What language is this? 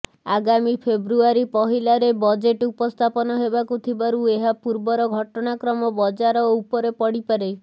Odia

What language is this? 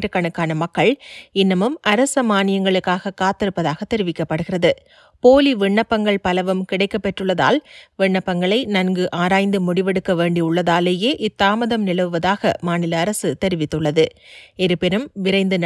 Tamil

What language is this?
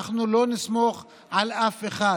Hebrew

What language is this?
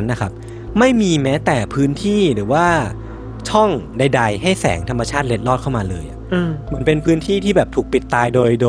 Thai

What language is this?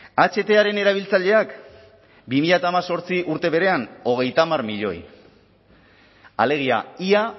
Basque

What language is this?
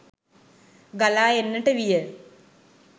Sinhala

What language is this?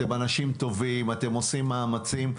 Hebrew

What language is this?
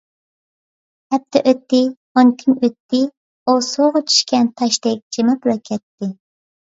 Uyghur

